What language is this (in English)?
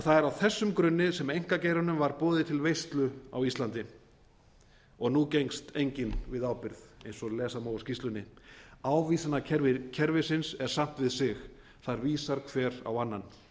Icelandic